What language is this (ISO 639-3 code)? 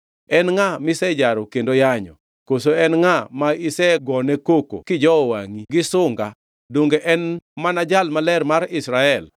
luo